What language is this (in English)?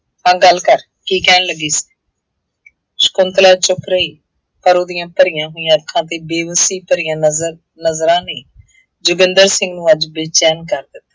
Punjabi